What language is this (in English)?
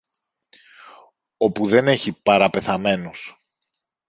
Greek